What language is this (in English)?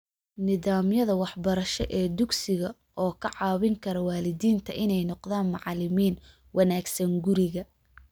Somali